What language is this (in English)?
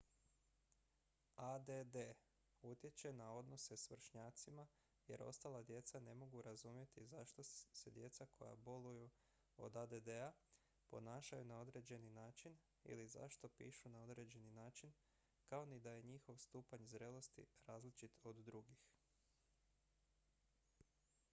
Croatian